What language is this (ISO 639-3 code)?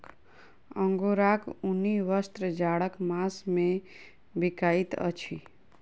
mai